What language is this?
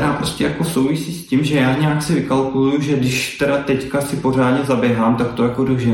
Czech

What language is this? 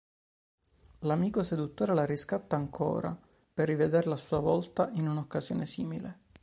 Italian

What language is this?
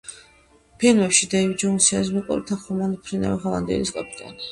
Georgian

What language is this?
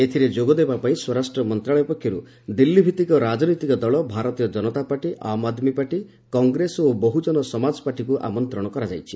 Odia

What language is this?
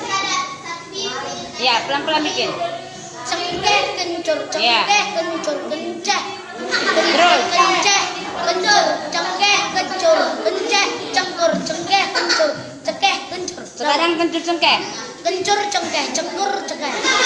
Indonesian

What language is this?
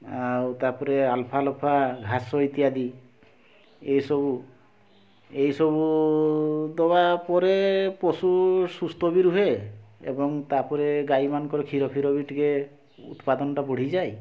Odia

